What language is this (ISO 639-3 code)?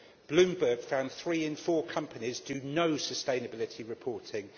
eng